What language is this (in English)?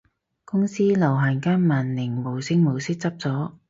Cantonese